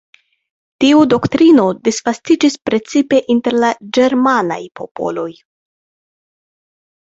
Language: Esperanto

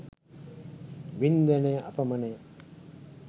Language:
Sinhala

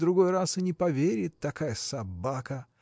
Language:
Russian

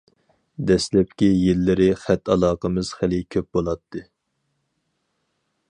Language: Uyghur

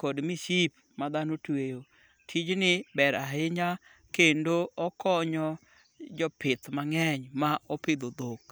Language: Luo (Kenya and Tanzania)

